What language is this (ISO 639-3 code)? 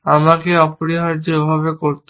ben